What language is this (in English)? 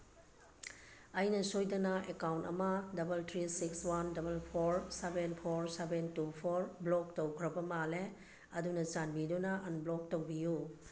Manipuri